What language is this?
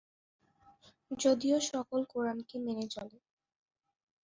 Bangla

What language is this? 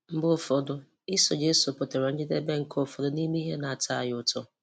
Igbo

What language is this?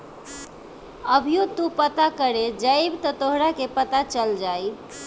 Bhojpuri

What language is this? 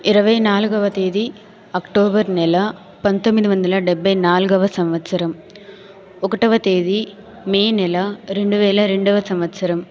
Telugu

